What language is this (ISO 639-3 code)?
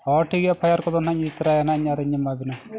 sat